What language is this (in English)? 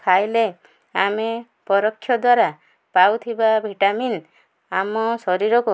Odia